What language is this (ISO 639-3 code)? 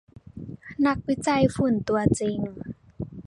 tha